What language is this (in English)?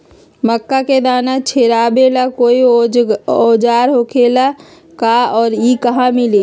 Magahi